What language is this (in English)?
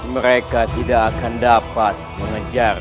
Indonesian